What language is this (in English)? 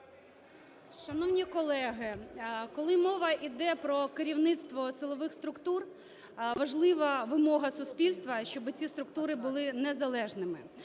Ukrainian